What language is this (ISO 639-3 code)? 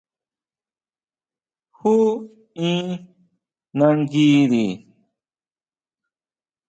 mau